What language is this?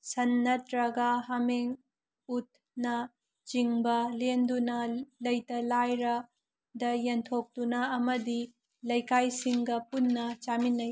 Manipuri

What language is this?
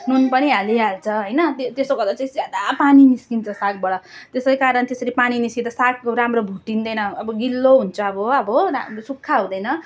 Nepali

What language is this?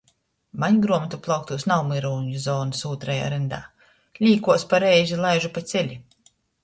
Latgalian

